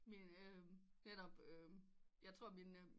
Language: Danish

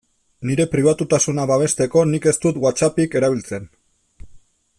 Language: Basque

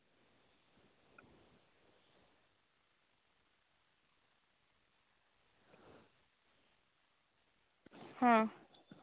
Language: Santali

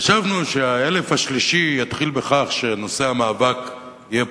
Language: Hebrew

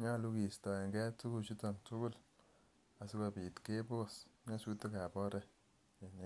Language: Kalenjin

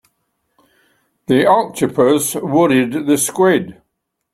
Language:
English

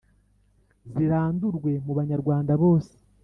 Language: Kinyarwanda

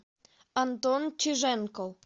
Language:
Russian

